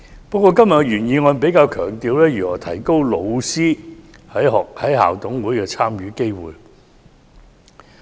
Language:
Cantonese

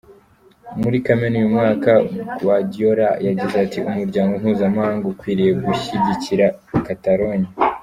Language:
Kinyarwanda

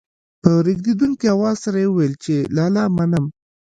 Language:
Pashto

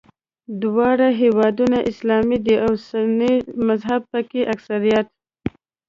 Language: Pashto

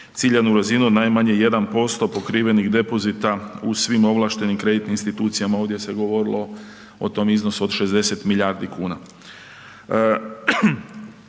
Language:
Croatian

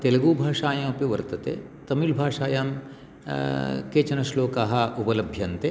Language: Sanskrit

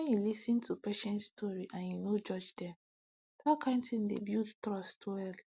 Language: Nigerian Pidgin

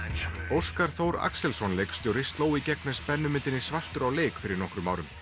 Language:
Icelandic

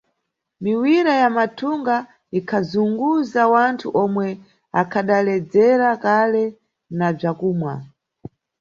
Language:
Nyungwe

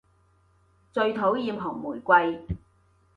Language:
Cantonese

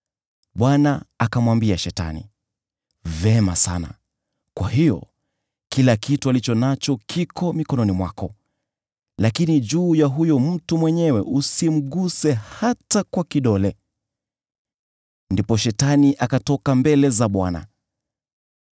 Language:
Swahili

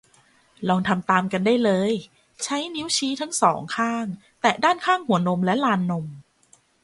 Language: Thai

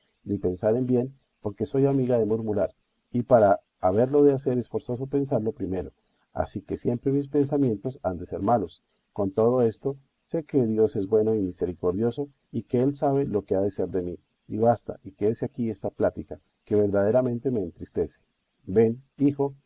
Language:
Spanish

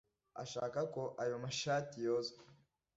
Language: Kinyarwanda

